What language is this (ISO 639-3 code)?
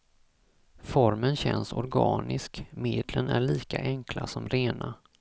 swe